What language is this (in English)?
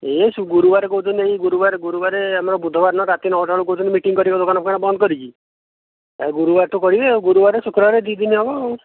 Odia